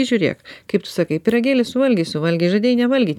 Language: Lithuanian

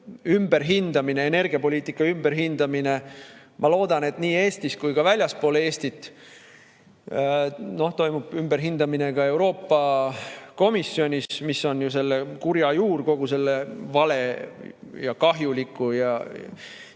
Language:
Estonian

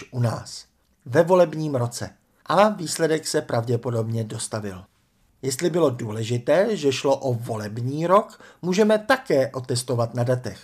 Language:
Czech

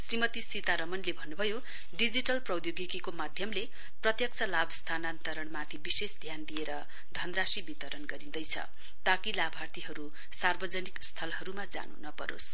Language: Nepali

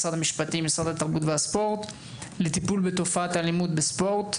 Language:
Hebrew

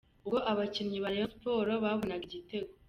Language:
Kinyarwanda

